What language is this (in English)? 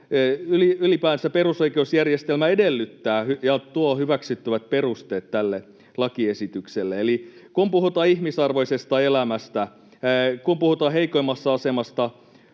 Finnish